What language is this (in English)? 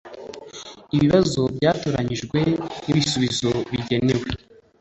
Kinyarwanda